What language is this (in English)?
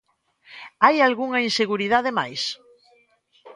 Galician